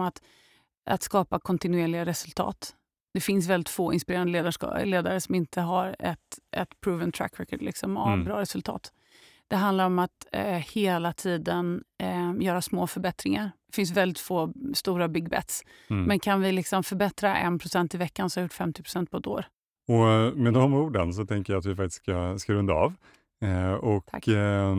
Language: Swedish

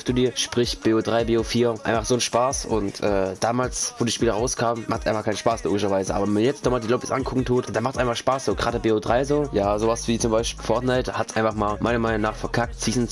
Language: German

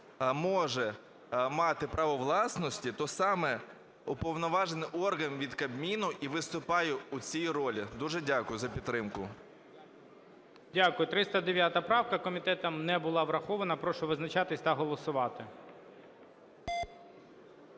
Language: Ukrainian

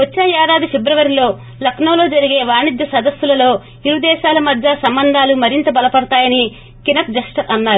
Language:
Telugu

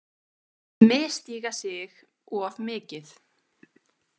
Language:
Icelandic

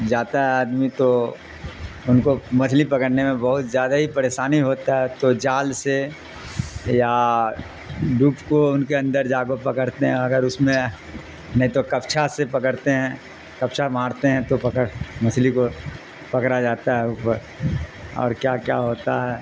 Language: Urdu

